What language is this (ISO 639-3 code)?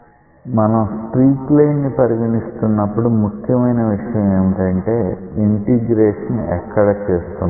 tel